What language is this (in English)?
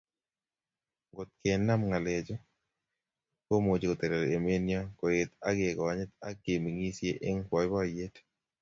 Kalenjin